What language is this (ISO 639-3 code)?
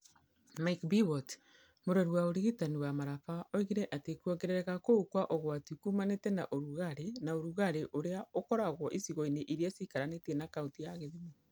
kik